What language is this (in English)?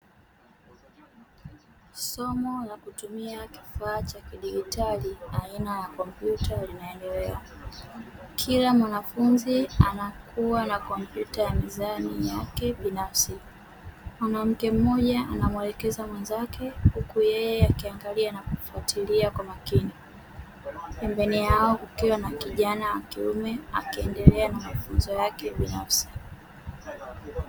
Swahili